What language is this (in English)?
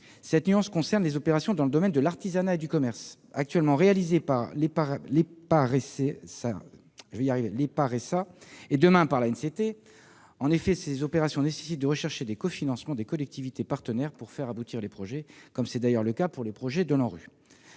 French